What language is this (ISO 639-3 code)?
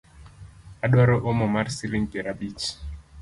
luo